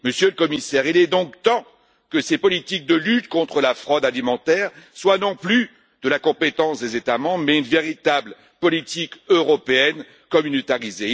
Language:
French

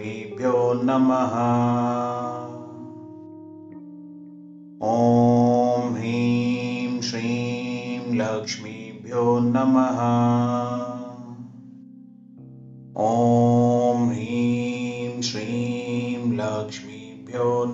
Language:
Hindi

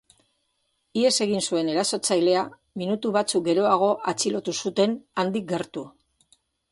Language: Basque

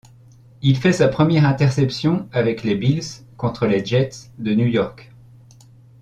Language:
French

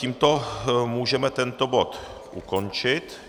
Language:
Czech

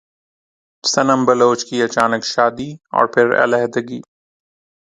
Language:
Urdu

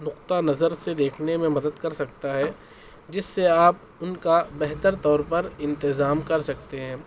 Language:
Urdu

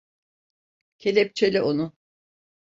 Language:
Turkish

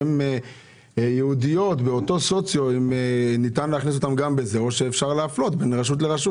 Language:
Hebrew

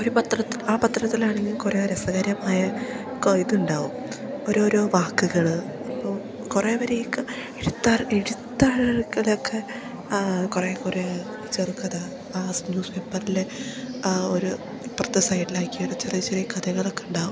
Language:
Malayalam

